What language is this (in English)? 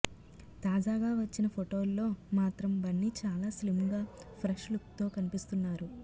Telugu